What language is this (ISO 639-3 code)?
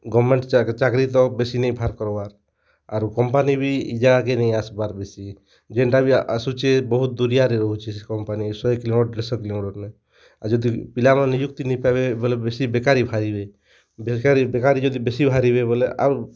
ori